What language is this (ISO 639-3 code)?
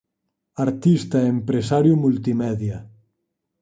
glg